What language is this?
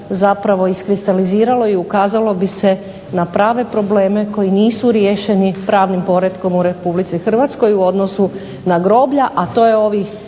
Croatian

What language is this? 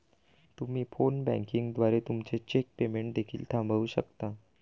Marathi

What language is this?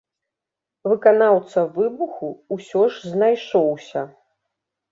Belarusian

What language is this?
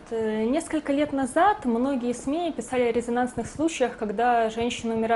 Russian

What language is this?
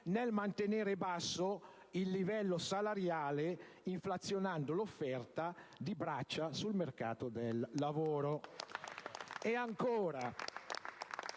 Italian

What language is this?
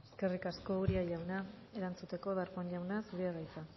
Basque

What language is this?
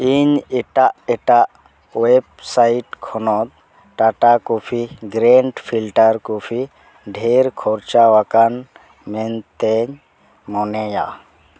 Santali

